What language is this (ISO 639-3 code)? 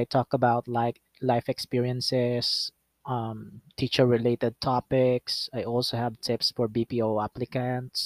fil